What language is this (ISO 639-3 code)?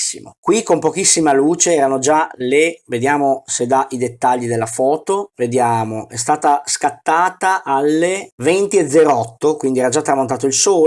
ita